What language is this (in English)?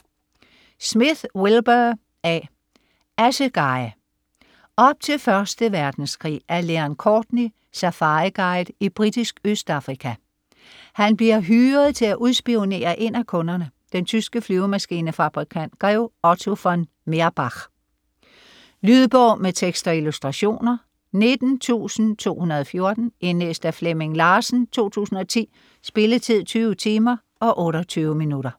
Danish